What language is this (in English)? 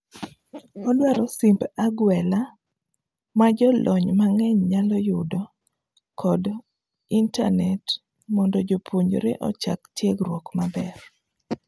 Luo (Kenya and Tanzania)